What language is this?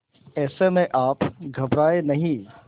Hindi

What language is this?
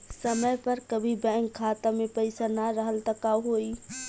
Bhojpuri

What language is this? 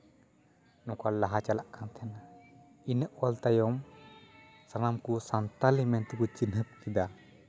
Santali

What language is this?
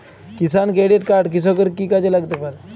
Bangla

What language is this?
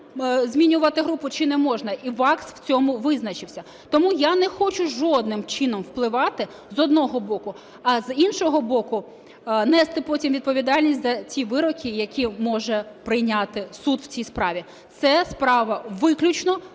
Ukrainian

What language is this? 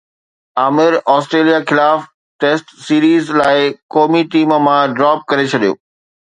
Sindhi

